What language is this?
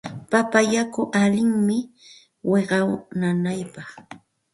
Santa Ana de Tusi Pasco Quechua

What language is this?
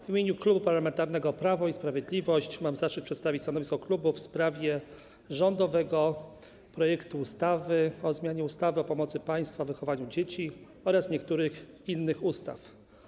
Polish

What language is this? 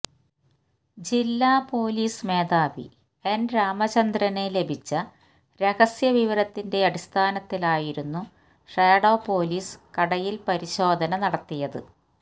Malayalam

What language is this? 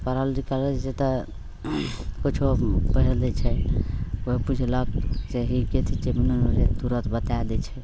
Maithili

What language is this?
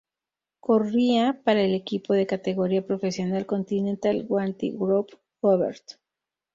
Spanish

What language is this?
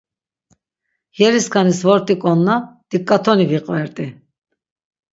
Laz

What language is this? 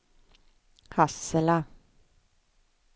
Swedish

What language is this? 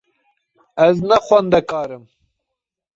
Kurdish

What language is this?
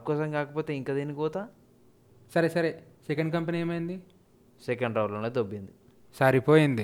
Telugu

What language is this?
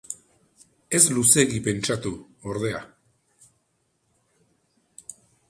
Basque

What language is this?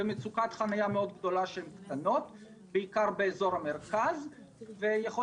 Hebrew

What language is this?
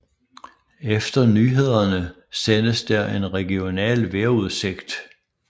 Danish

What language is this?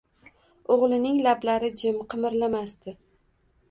Uzbek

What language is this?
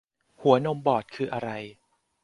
Thai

